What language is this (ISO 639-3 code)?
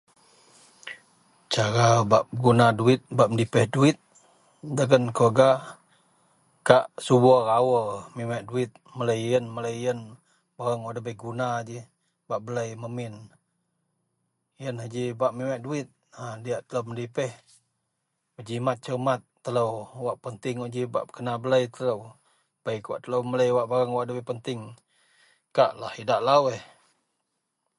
mel